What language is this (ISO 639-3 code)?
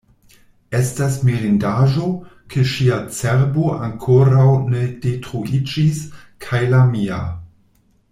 epo